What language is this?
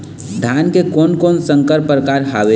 Chhattisgarhi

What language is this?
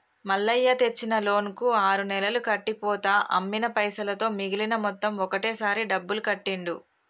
Telugu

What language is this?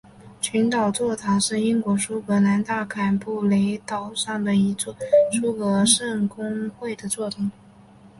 Chinese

